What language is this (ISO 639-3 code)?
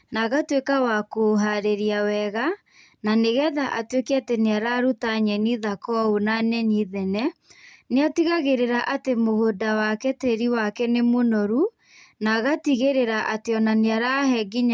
kik